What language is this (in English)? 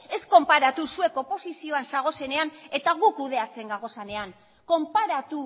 Basque